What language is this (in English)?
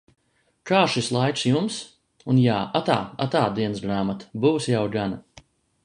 Latvian